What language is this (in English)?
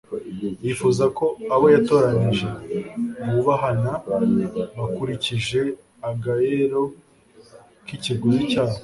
Kinyarwanda